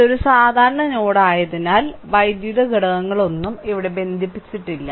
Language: Malayalam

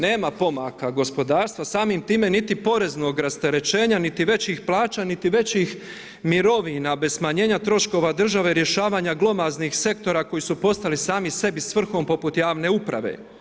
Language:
Croatian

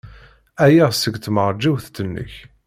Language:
Kabyle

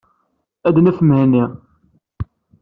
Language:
Kabyle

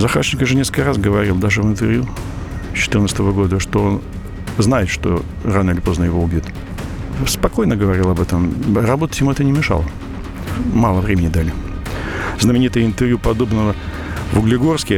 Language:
Russian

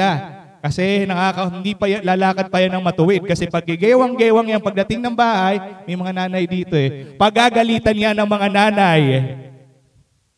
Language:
Filipino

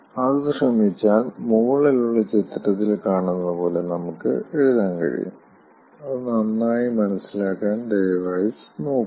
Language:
Malayalam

